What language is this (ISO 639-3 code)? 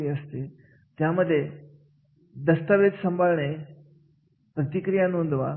mar